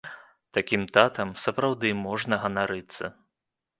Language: Belarusian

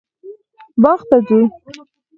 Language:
Pashto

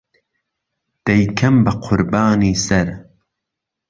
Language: Central Kurdish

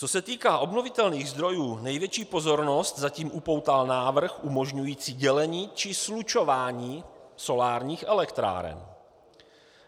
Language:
Czech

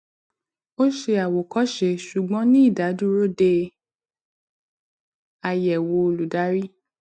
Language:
Yoruba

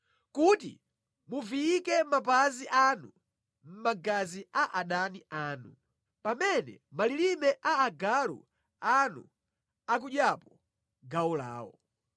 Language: Nyanja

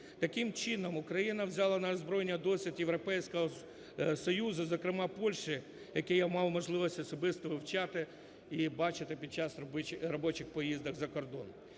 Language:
Ukrainian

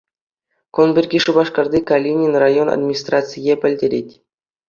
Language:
Chuvash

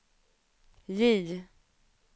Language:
Swedish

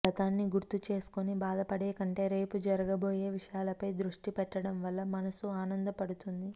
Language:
Telugu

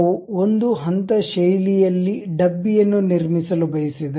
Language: Kannada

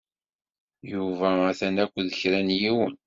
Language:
Kabyle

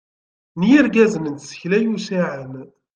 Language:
Kabyle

